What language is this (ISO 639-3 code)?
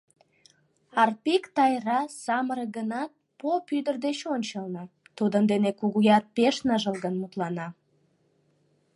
chm